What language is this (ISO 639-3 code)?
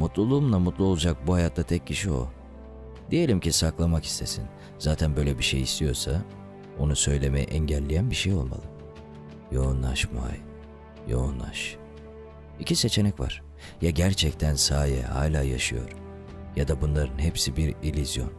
tur